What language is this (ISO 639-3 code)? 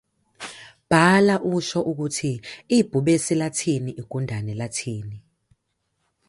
zul